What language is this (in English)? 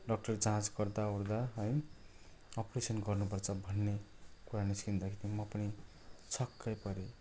Nepali